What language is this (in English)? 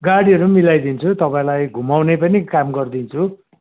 Nepali